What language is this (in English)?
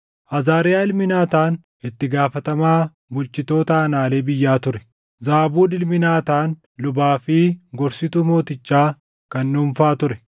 Oromo